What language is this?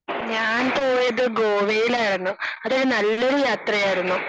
Malayalam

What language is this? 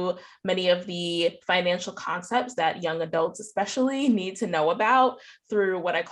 English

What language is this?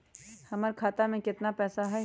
Magahi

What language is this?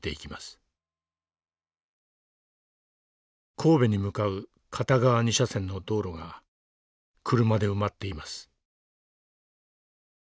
Japanese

